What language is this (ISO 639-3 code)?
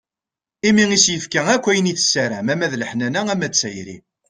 kab